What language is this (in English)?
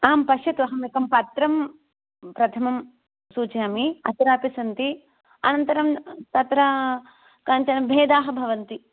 Sanskrit